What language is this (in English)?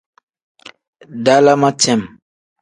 Tem